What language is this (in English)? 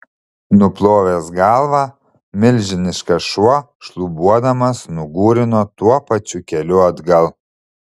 Lithuanian